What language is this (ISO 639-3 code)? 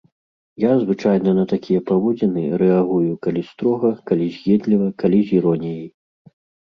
bel